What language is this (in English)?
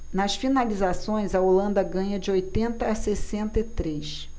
Portuguese